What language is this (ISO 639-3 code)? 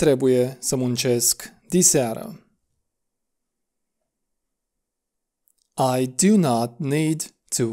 ron